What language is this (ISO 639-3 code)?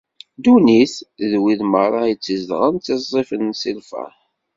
kab